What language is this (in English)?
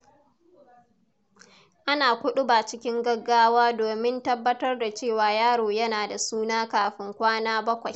Hausa